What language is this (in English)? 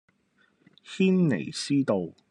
Cantonese